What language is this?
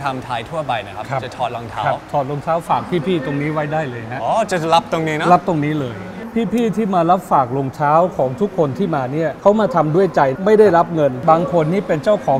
Thai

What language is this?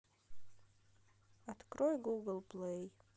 Russian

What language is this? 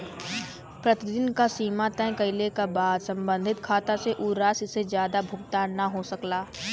Bhojpuri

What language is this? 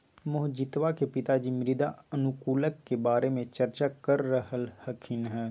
Magahi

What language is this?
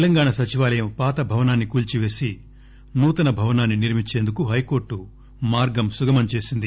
Telugu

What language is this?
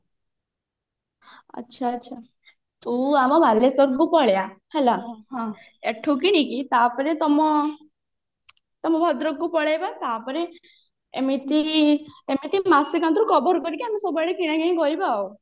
Odia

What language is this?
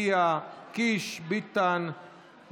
Hebrew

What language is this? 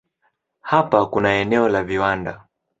Swahili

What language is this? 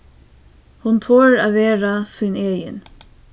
Faroese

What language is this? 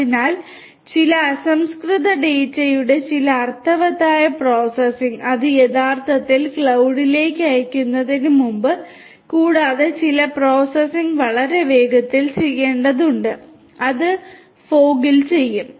Malayalam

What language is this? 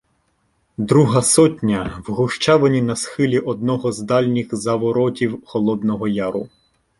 Ukrainian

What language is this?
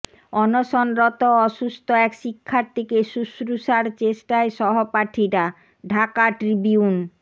Bangla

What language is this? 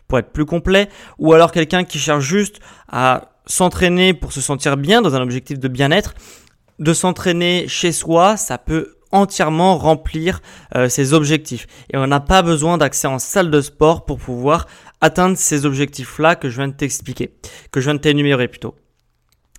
French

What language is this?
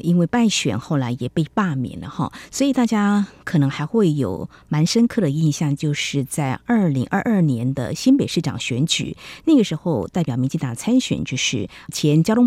Chinese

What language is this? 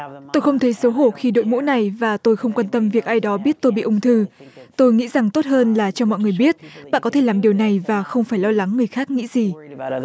Vietnamese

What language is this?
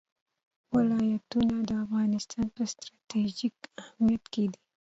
Pashto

